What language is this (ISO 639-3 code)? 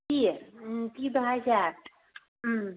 mni